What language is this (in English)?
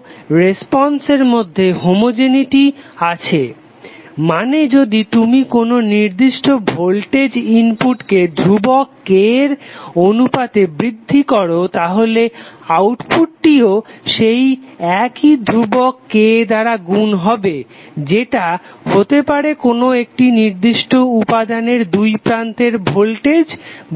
Bangla